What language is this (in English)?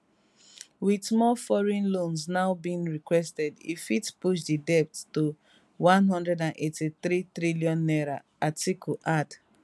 Nigerian Pidgin